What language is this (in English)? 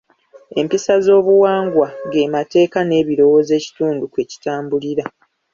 Ganda